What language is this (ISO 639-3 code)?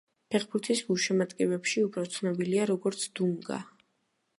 kat